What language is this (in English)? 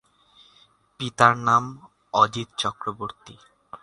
Bangla